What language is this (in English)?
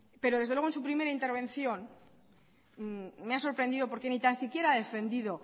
Spanish